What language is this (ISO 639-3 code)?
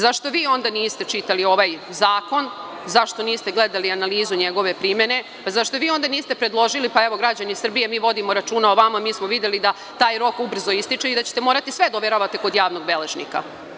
srp